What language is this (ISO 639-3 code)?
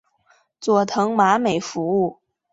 zho